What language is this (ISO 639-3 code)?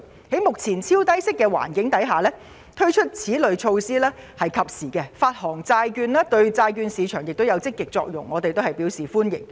yue